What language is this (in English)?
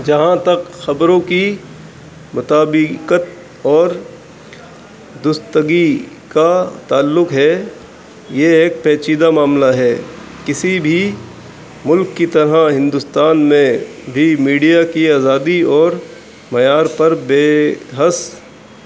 Urdu